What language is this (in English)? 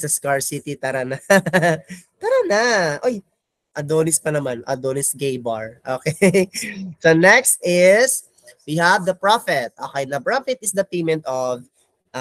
Filipino